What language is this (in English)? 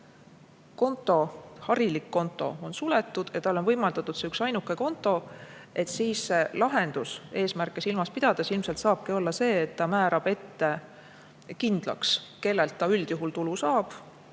Estonian